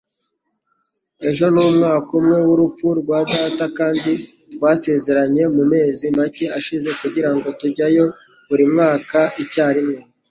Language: Kinyarwanda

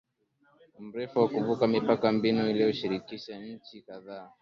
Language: Swahili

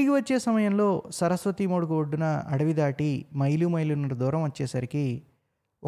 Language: Telugu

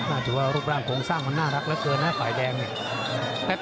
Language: Thai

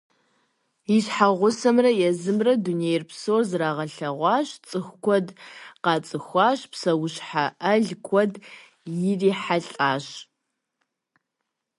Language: Kabardian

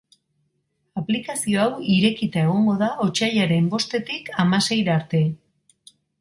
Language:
Basque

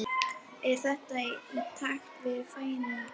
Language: Icelandic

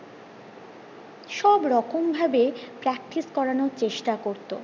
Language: Bangla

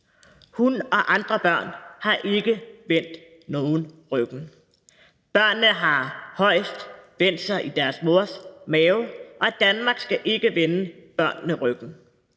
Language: Danish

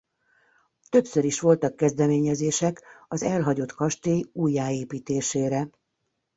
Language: Hungarian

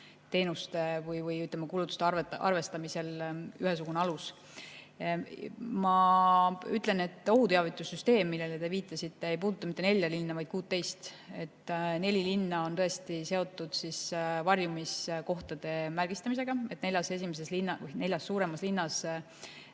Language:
Estonian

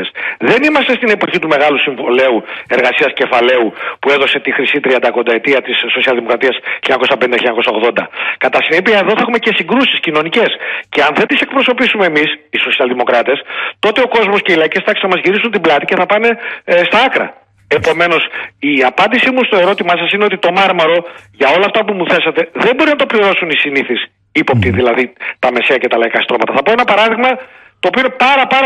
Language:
Greek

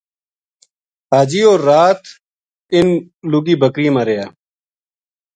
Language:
Gujari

